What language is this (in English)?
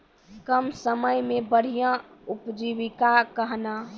Maithili